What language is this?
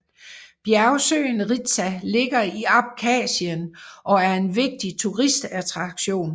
Danish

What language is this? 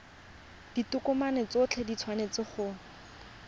Tswana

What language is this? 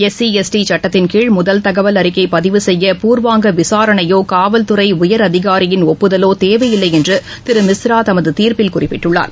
Tamil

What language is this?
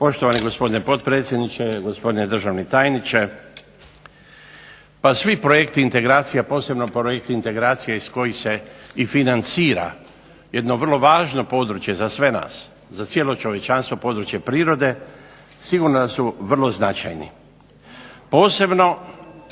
Croatian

